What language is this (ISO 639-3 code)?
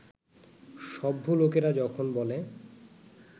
ben